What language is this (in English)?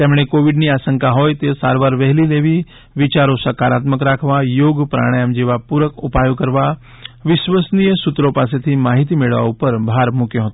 Gujarati